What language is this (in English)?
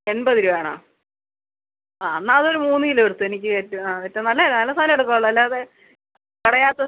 Malayalam